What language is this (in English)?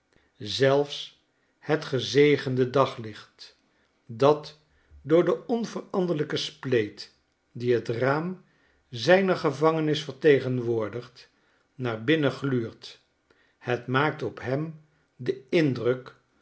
Dutch